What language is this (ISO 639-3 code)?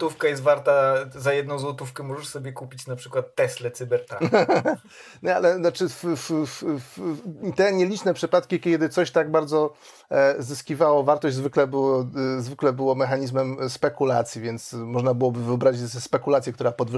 pol